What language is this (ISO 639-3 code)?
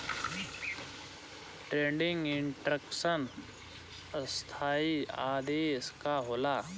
bho